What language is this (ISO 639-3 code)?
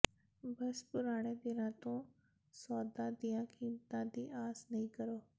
pan